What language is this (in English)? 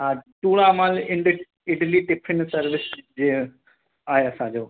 Sindhi